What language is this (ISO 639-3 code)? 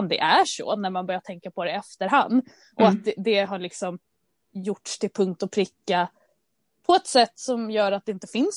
swe